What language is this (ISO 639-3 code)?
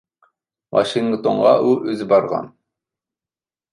uig